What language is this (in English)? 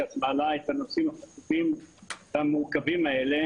Hebrew